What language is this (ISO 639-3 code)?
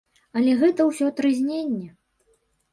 bel